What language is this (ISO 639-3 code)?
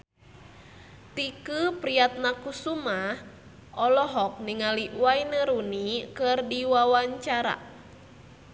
sun